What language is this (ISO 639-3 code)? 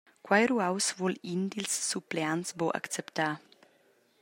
roh